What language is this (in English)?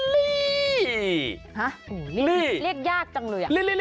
Thai